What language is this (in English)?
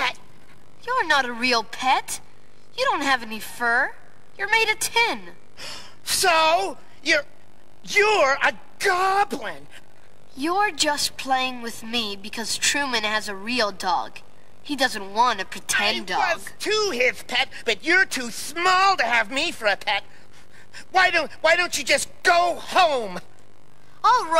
English